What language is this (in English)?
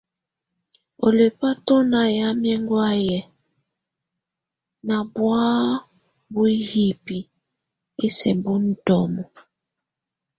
Tunen